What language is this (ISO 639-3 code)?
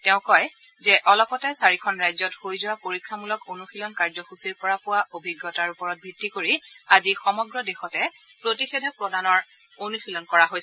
asm